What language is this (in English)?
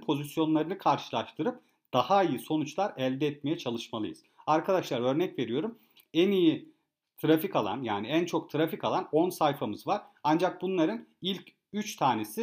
Turkish